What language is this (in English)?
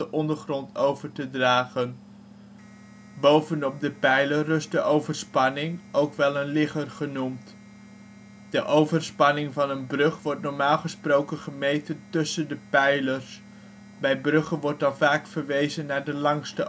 Dutch